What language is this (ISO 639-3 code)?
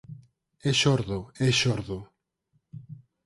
glg